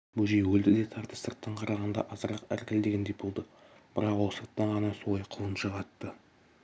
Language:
Kazakh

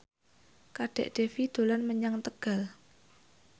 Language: Javanese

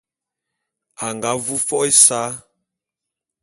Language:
Bulu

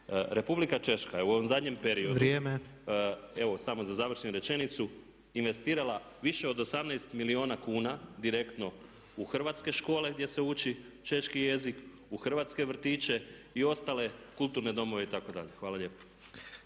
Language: Croatian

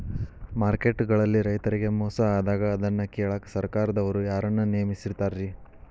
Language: Kannada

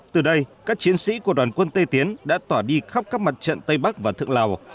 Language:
Vietnamese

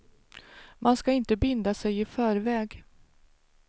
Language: Swedish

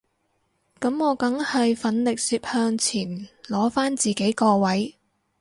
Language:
Cantonese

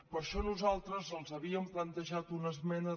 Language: Catalan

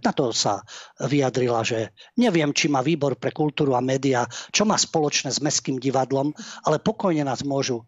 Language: Slovak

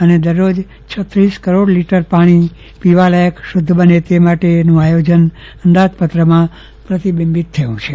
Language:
Gujarati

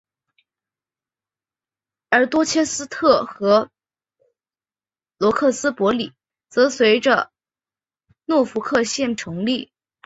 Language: Chinese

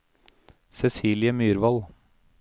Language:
Norwegian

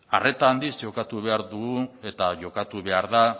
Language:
Basque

